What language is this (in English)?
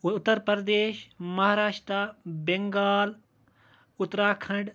Kashmiri